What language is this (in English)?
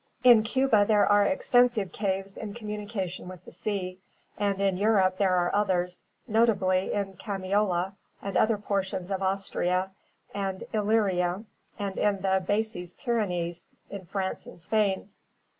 English